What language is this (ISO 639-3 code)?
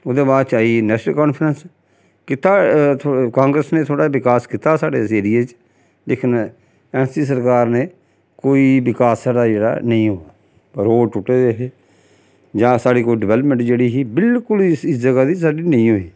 doi